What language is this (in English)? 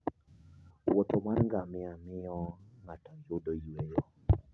Luo (Kenya and Tanzania)